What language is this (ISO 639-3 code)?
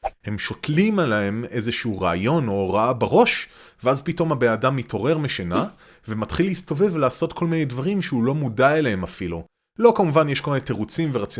heb